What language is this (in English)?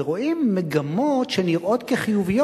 Hebrew